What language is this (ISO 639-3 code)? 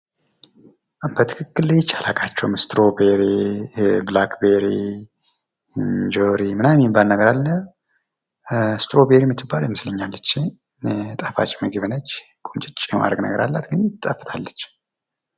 amh